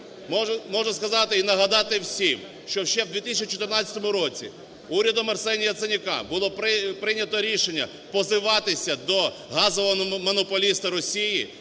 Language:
Ukrainian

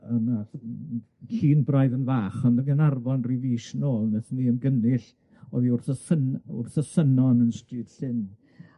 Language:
Welsh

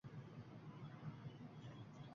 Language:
Uzbek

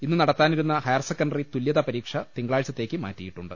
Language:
Malayalam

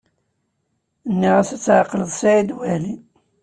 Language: Kabyle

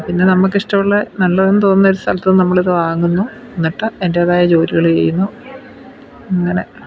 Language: Malayalam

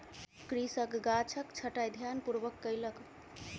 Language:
Maithili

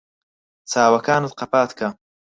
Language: Central Kurdish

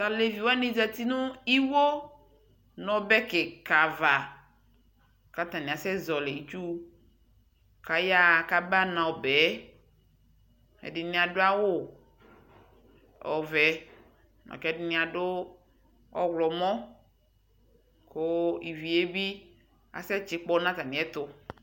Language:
Ikposo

